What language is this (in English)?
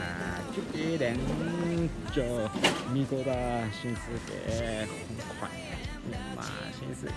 Vietnamese